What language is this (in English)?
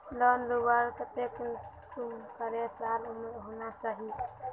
Magahi